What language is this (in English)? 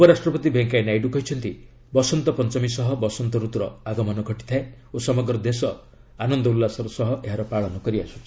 Odia